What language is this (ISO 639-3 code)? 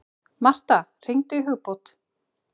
isl